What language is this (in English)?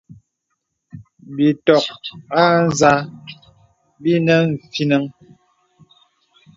Bebele